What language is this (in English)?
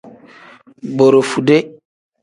Tem